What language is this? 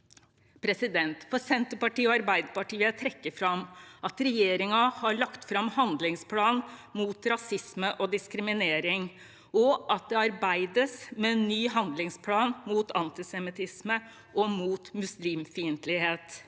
Norwegian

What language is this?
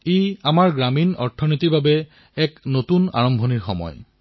Assamese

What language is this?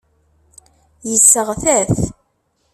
Kabyle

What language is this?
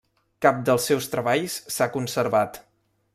Catalan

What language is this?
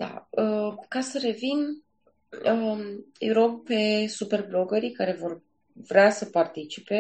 Romanian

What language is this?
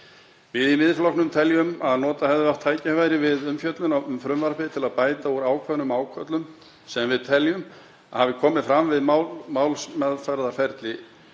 Icelandic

